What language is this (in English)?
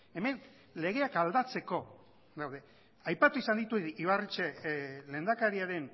Basque